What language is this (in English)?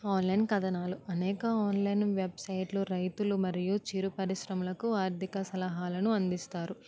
Telugu